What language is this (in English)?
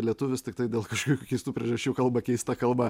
Lithuanian